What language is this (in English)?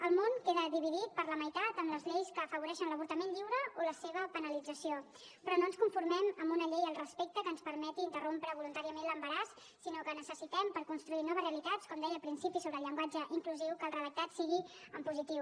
Catalan